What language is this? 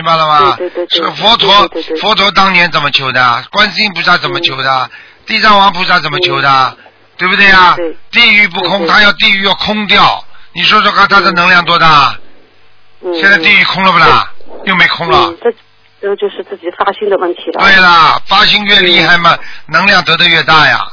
Chinese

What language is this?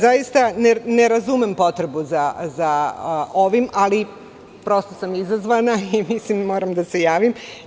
Serbian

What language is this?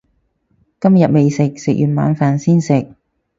Cantonese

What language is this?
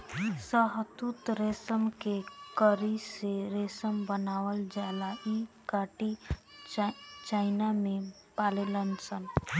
Bhojpuri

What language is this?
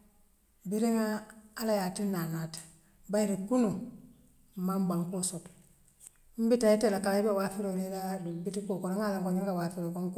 Western Maninkakan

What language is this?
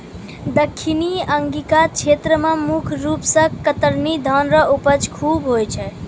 Maithili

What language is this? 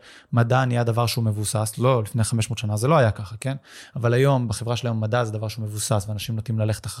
Hebrew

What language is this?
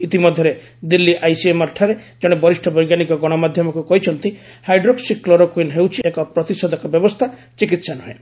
Odia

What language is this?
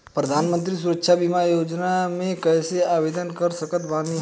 Bhojpuri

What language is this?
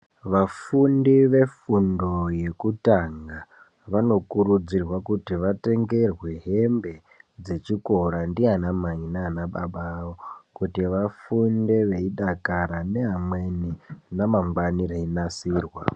Ndau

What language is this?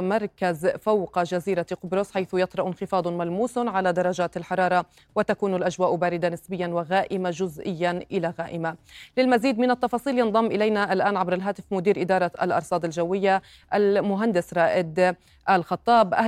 Arabic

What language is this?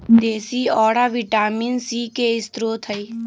Magahi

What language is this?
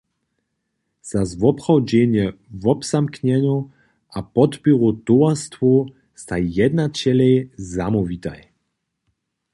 Upper Sorbian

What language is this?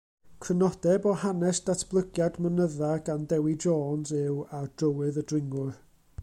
Welsh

